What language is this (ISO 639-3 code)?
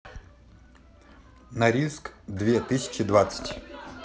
rus